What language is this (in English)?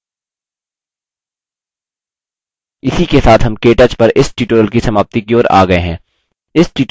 Hindi